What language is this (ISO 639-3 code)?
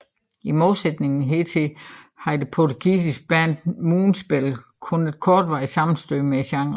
dan